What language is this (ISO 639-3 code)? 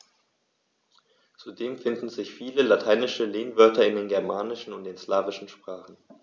deu